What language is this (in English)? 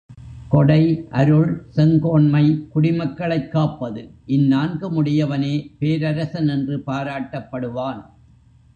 Tamil